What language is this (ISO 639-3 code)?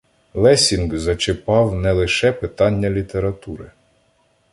ukr